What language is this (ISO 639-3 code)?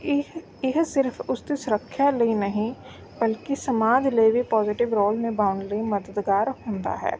pan